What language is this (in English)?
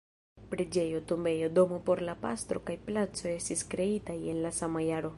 Esperanto